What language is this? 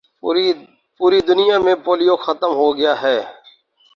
Urdu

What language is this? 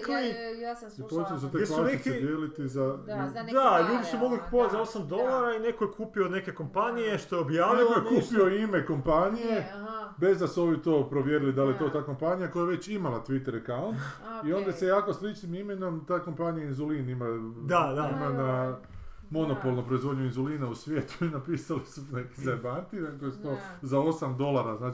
Croatian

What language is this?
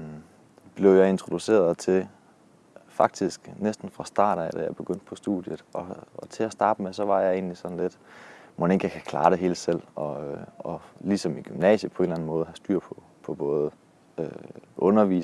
Danish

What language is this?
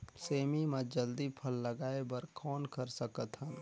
Chhattisgarhi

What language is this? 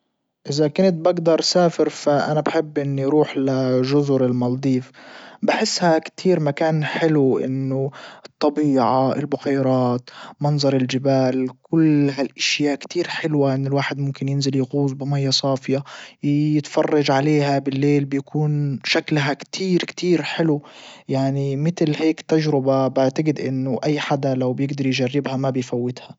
Libyan Arabic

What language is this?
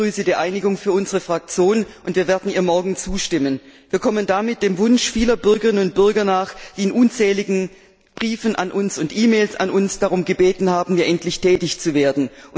German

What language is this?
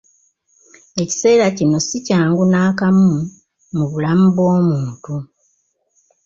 Ganda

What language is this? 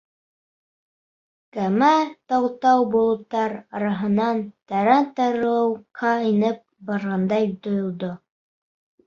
Bashkir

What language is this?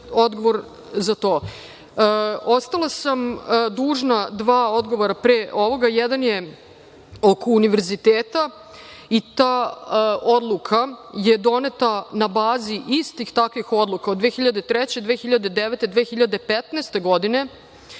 Serbian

